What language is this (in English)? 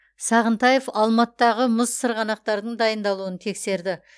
Kazakh